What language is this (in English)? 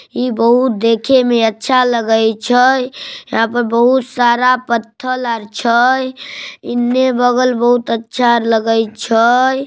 Magahi